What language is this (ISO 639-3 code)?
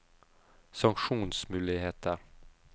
nor